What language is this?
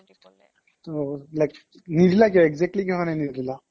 Assamese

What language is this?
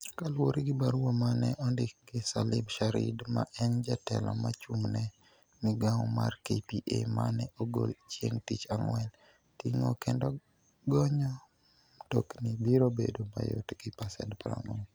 Luo (Kenya and Tanzania)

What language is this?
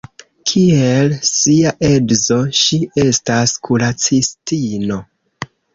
Esperanto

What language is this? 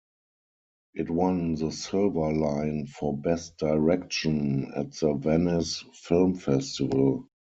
English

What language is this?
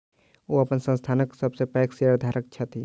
Maithili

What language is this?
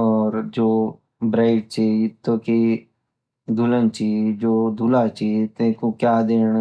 Garhwali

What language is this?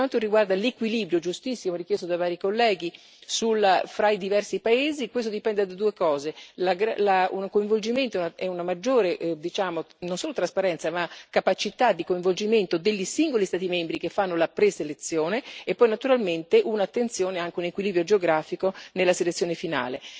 Italian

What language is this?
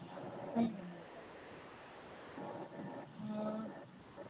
Manipuri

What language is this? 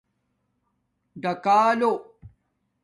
Domaaki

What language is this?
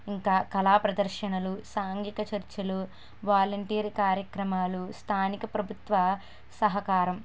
Telugu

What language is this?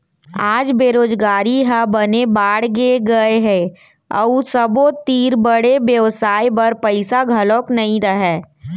Chhattisgarhi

